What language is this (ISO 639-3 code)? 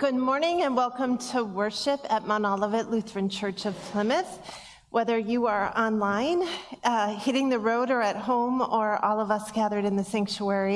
eng